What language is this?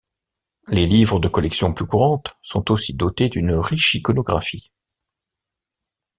French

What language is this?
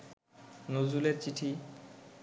Bangla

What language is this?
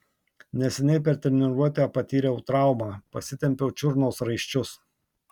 Lithuanian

